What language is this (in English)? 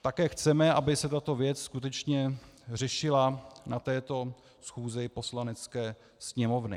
Czech